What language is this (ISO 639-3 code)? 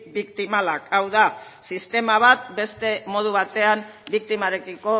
eus